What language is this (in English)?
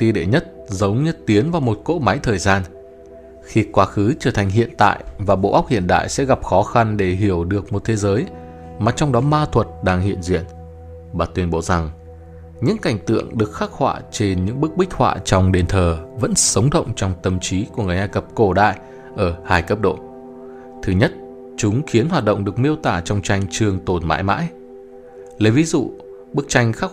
Vietnamese